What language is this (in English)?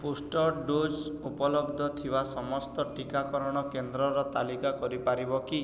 Odia